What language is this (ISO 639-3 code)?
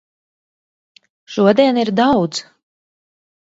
lav